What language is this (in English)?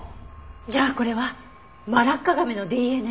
Japanese